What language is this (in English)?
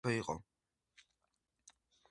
Georgian